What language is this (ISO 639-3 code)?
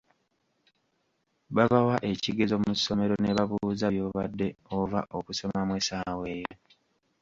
lug